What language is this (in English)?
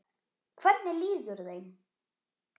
Icelandic